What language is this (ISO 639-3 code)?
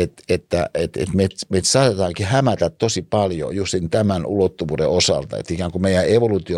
fin